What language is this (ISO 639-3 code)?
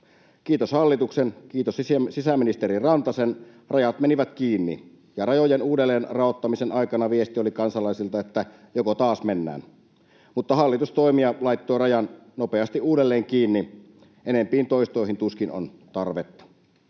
fin